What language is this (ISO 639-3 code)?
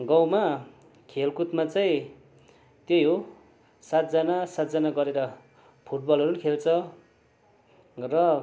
nep